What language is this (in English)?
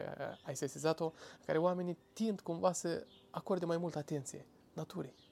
Romanian